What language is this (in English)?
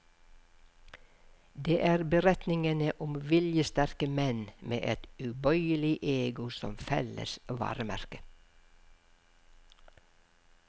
Norwegian